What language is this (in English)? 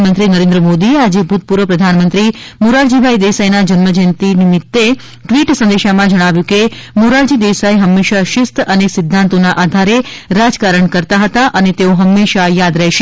Gujarati